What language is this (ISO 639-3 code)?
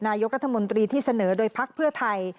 tha